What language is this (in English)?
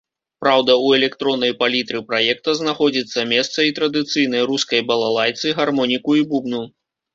Belarusian